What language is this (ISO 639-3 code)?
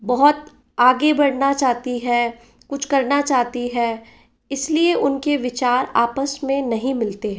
hin